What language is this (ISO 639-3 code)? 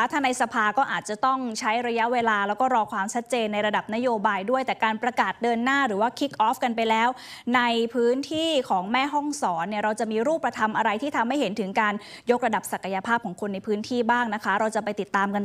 tha